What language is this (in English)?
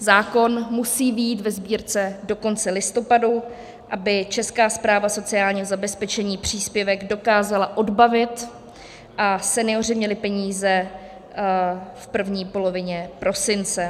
Czech